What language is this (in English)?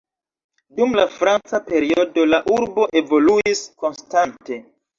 Esperanto